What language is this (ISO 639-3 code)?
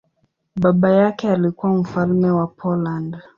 swa